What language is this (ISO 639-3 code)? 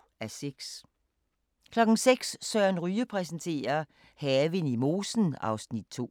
dan